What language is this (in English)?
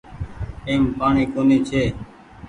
Goaria